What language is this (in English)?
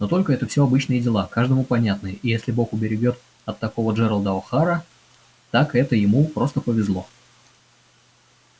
Russian